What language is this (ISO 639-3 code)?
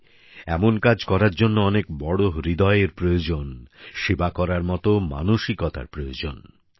ben